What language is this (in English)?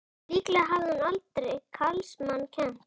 Icelandic